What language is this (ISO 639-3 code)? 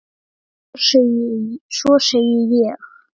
isl